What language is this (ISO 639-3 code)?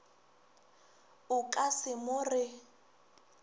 nso